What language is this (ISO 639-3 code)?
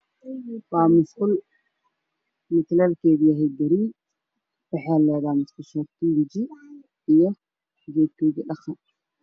som